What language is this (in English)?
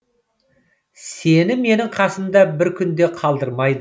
Kazakh